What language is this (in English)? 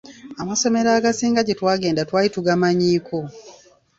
Ganda